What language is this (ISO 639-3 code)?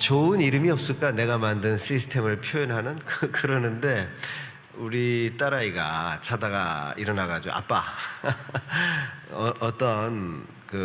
kor